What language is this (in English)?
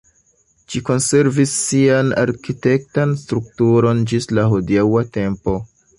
Esperanto